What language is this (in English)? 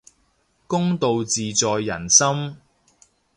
Cantonese